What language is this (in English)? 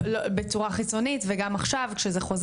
Hebrew